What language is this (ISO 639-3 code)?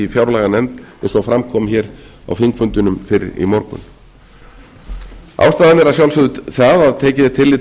isl